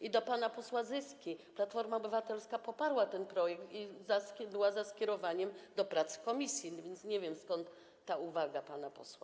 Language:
Polish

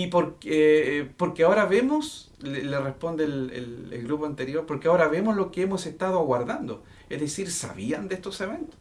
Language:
Spanish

